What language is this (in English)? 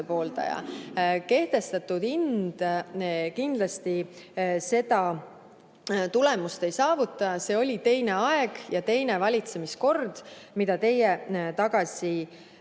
Estonian